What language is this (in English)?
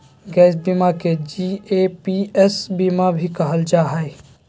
Magahi